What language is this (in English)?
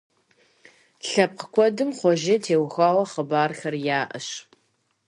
Kabardian